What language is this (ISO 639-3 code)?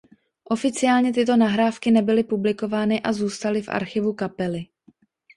ces